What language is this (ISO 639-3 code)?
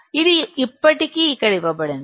tel